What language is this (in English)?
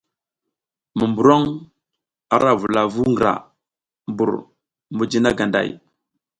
South Giziga